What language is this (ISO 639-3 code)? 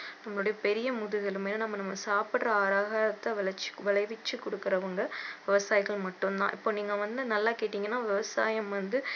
tam